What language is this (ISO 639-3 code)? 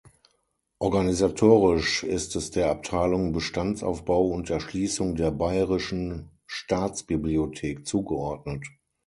deu